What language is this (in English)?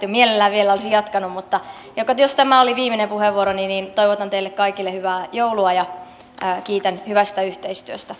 Finnish